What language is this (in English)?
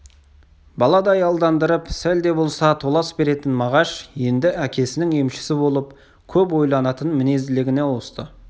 Kazakh